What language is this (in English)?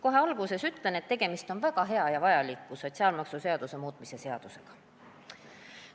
Estonian